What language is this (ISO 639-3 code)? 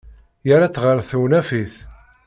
kab